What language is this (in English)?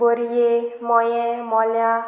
Konkani